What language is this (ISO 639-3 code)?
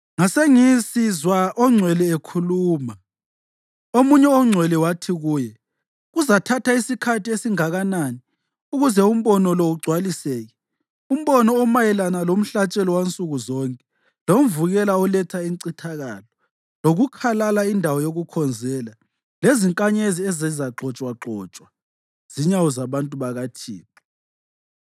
nde